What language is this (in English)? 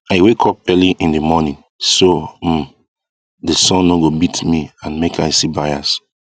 Nigerian Pidgin